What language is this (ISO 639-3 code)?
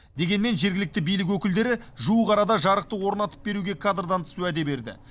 kaz